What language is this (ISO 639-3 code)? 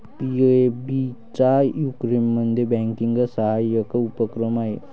mar